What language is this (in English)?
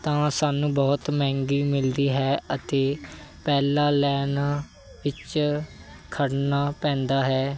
Punjabi